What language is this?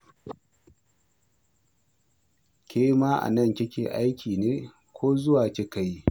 Hausa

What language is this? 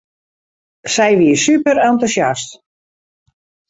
Western Frisian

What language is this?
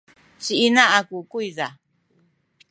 Sakizaya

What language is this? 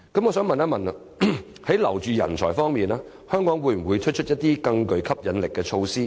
Cantonese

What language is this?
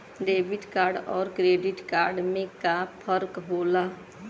Bhojpuri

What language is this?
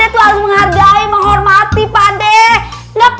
Indonesian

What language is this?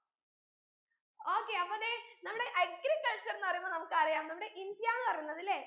Malayalam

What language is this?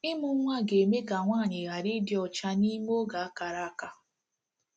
Igbo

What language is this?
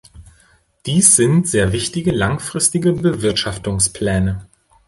German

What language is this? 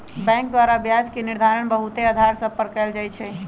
Magahi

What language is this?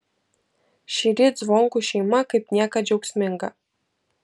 Lithuanian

